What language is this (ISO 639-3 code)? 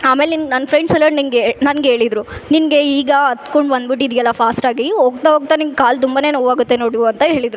kan